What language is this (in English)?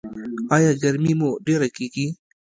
Pashto